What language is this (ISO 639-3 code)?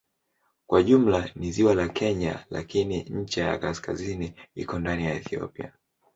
swa